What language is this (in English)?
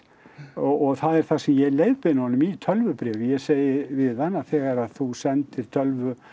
Icelandic